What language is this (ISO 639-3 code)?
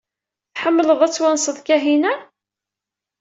kab